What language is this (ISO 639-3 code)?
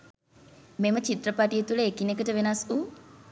sin